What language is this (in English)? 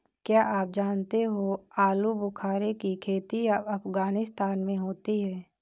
Hindi